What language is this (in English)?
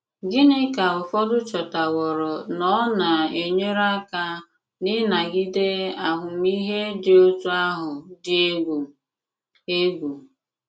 Igbo